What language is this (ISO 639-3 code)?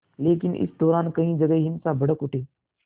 hin